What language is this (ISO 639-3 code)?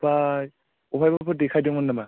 brx